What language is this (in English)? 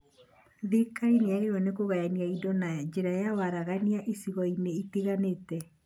Kikuyu